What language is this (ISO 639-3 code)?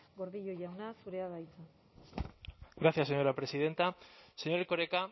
eus